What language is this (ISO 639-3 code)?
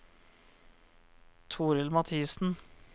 nor